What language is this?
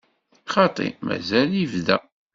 Kabyle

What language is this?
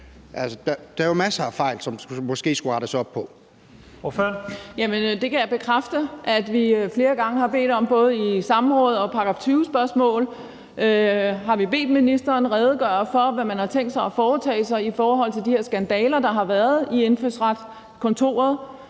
Danish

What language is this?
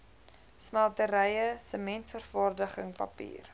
Afrikaans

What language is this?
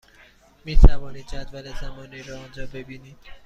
Persian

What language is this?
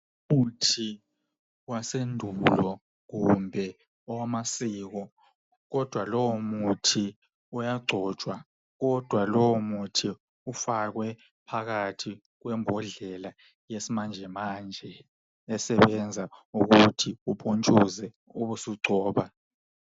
North Ndebele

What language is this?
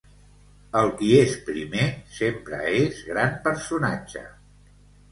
Catalan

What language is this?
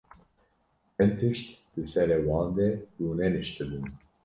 Kurdish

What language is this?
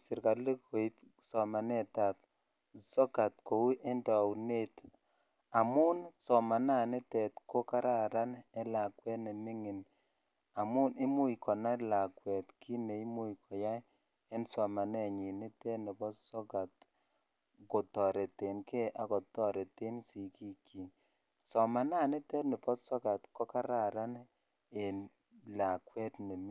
Kalenjin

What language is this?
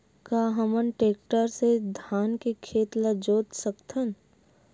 Chhattisgarhi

